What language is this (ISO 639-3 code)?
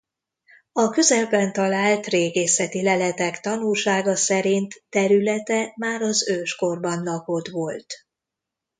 hun